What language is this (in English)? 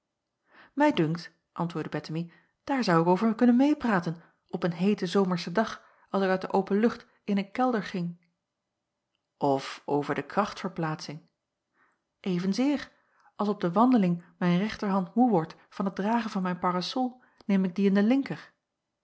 Dutch